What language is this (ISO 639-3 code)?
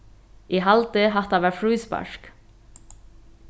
fao